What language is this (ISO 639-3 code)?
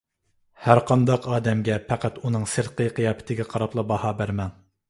uig